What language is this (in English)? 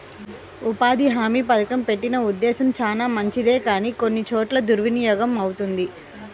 Telugu